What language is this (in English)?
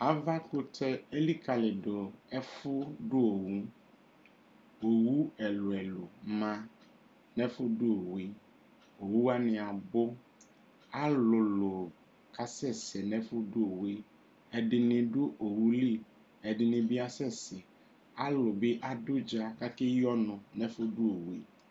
Ikposo